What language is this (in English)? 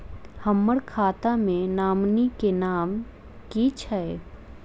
Maithili